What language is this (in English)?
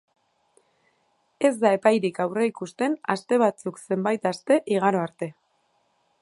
Basque